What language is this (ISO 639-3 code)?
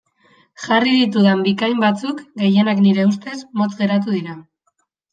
eus